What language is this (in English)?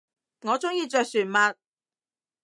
Cantonese